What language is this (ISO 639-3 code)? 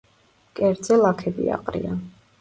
kat